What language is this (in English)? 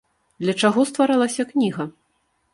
Belarusian